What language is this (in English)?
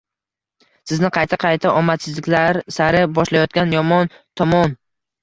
Uzbek